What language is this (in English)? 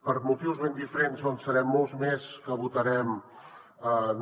Catalan